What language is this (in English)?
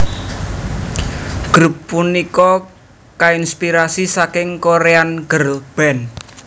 Javanese